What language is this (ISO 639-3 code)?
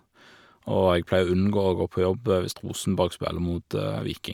nor